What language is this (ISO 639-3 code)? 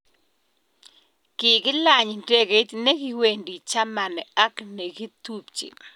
kln